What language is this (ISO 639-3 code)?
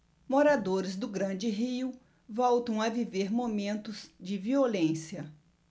por